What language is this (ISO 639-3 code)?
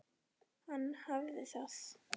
isl